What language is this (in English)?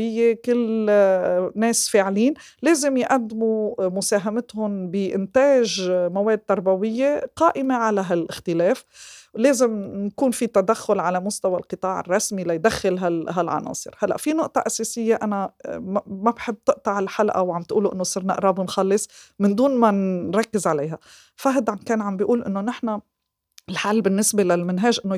Arabic